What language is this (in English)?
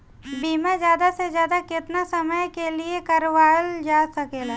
Bhojpuri